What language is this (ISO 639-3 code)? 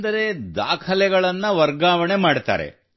kan